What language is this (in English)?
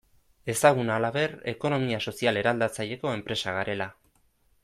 Basque